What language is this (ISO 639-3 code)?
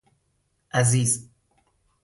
fas